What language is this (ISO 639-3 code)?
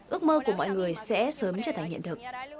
vie